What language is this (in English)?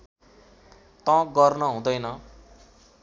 Nepali